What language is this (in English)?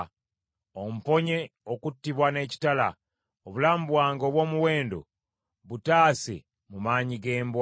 Ganda